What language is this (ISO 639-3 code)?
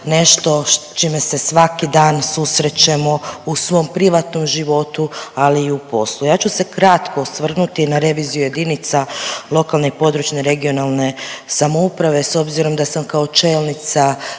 hrv